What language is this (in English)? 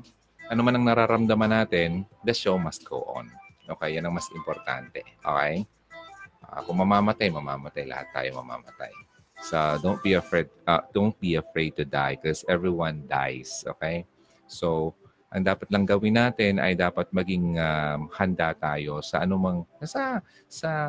Filipino